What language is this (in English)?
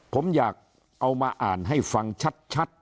Thai